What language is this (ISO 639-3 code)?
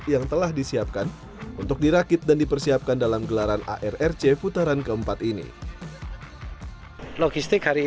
ind